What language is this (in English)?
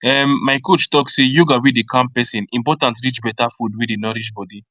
Nigerian Pidgin